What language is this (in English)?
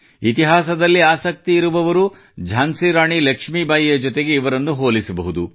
Kannada